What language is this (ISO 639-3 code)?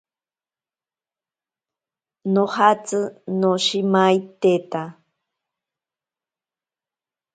prq